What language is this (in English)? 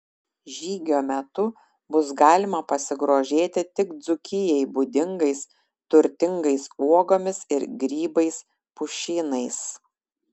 Lithuanian